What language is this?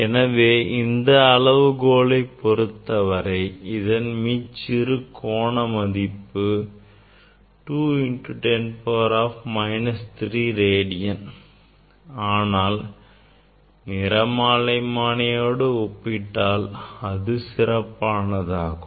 Tamil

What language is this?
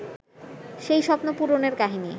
Bangla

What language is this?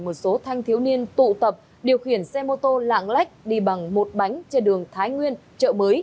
Vietnamese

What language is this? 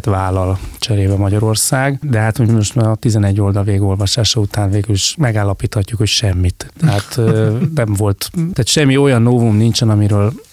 Hungarian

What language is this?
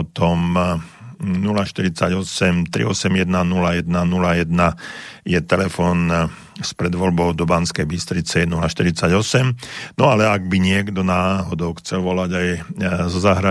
Slovak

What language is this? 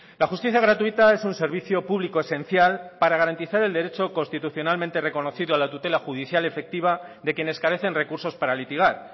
Spanish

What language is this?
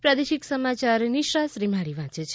Gujarati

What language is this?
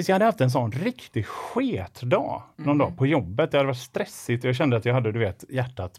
Swedish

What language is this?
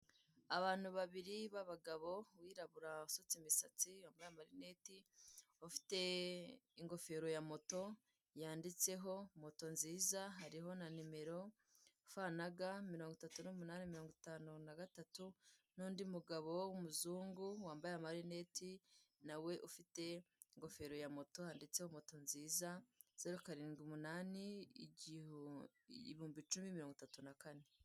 Kinyarwanda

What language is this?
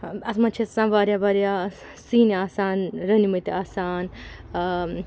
Kashmiri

